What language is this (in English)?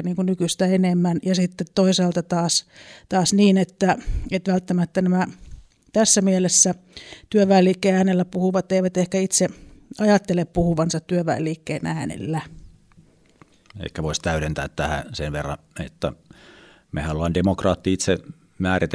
Finnish